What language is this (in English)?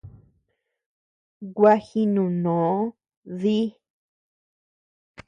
Tepeuxila Cuicatec